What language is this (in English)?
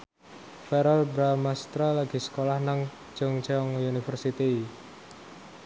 Javanese